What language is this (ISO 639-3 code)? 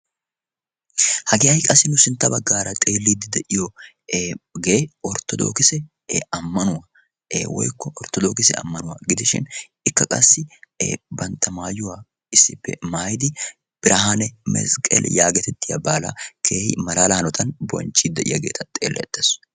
wal